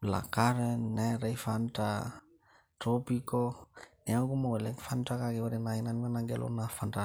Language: Masai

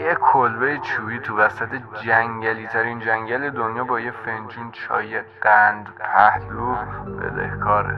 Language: Persian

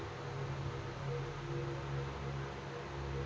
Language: Kannada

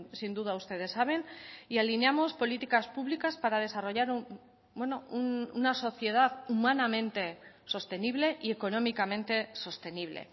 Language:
Spanish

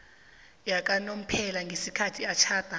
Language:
South Ndebele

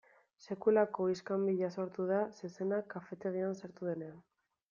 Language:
Basque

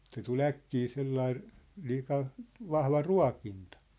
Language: Finnish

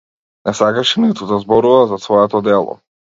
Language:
Macedonian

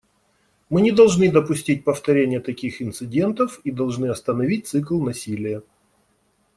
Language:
Russian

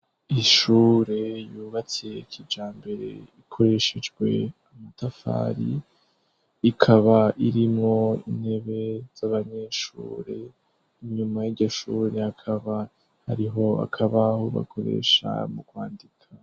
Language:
Rundi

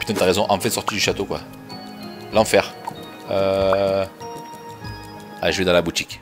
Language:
French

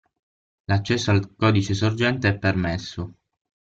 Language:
Italian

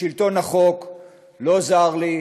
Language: Hebrew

